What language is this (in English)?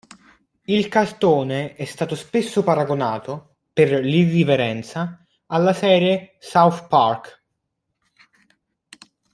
Italian